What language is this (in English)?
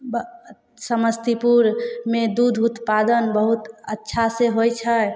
Maithili